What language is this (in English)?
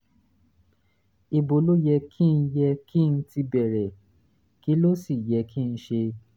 Yoruba